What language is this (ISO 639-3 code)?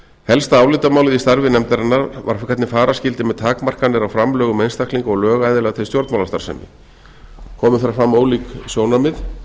isl